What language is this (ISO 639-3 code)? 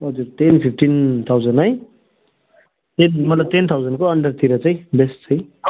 nep